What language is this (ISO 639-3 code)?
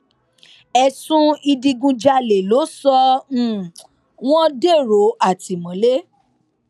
yor